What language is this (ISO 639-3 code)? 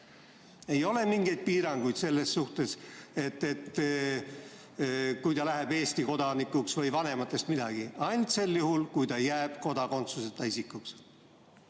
est